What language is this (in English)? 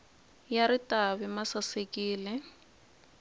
Tsonga